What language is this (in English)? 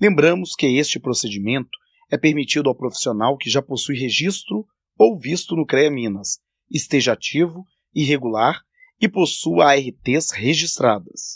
Portuguese